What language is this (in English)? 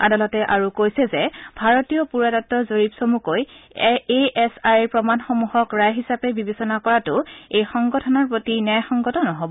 Assamese